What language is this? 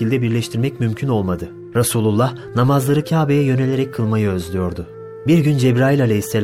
Turkish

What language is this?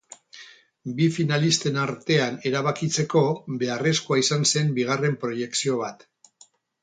Basque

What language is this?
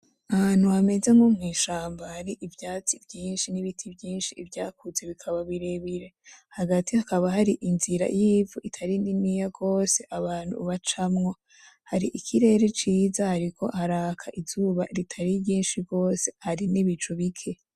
Rundi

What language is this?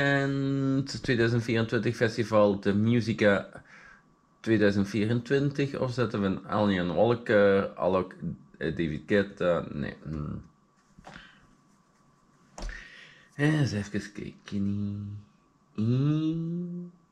Dutch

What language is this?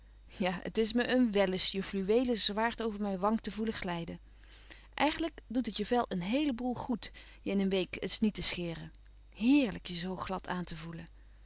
Dutch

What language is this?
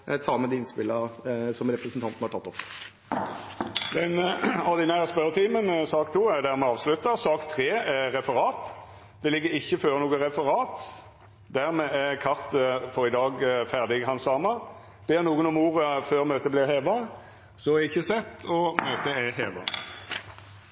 Norwegian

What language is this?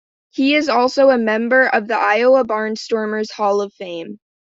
English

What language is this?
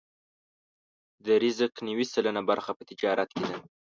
Pashto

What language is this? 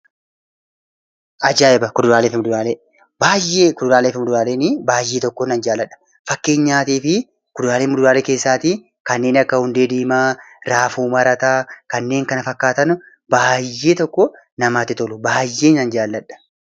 Oromo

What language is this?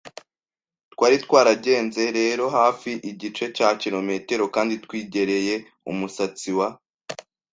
Kinyarwanda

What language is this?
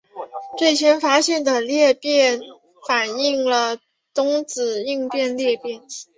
Chinese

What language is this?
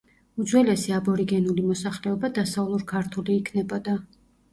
Georgian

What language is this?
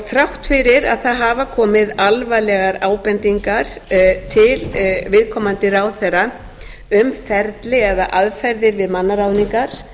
Icelandic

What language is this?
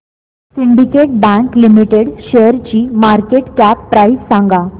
Marathi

